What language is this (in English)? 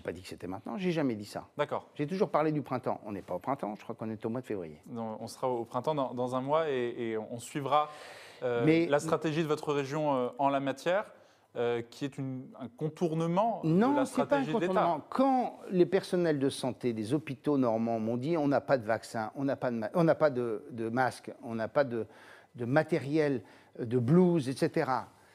French